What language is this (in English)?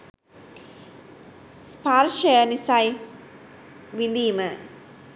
Sinhala